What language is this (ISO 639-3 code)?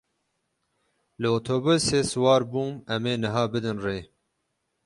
kur